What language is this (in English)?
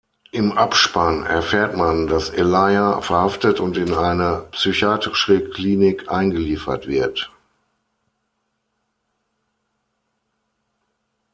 German